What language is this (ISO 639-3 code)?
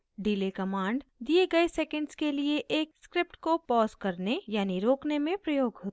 hin